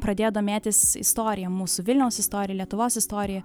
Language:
Lithuanian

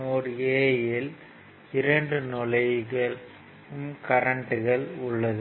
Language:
Tamil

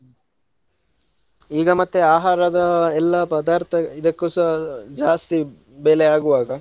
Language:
Kannada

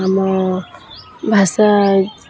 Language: Odia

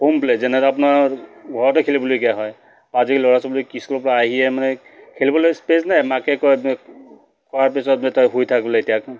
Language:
Assamese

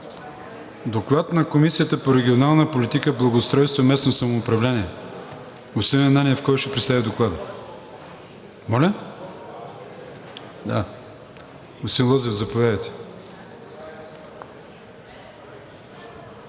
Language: Bulgarian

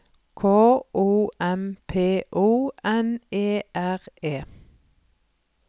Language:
Norwegian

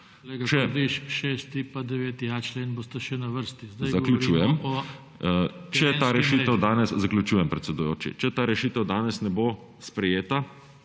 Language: Slovenian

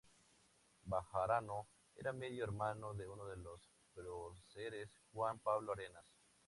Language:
Spanish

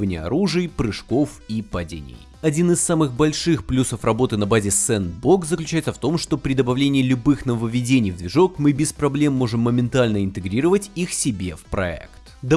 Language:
Russian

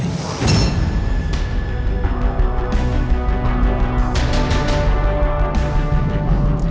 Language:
Indonesian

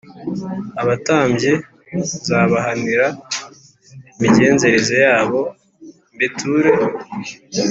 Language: Kinyarwanda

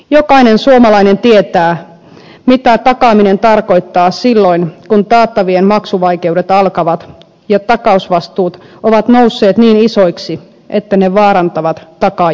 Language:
Finnish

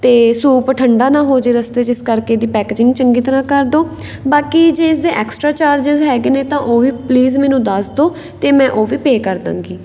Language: Punjabi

